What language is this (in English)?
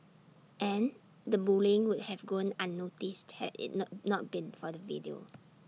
English